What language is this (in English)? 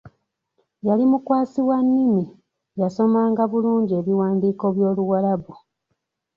Ganda